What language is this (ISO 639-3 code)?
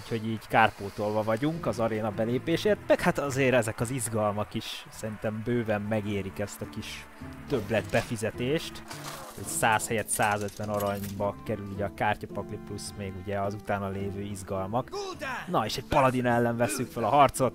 hun